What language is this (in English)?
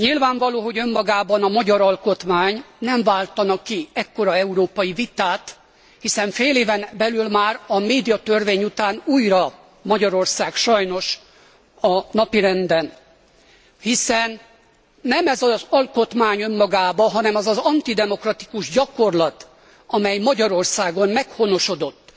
Hungarian